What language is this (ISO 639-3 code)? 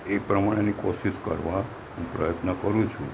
guj